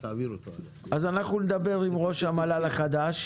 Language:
Hebrew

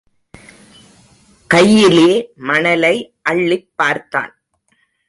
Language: Tamil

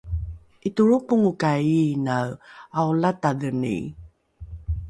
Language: Rukai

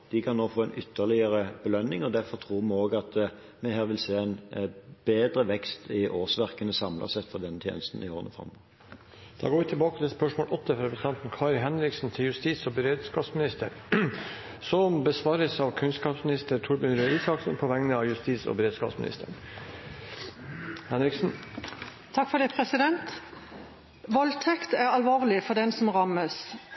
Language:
Norwegian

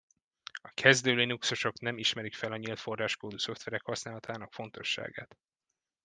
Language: Hungarian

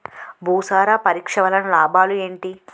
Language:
Telugu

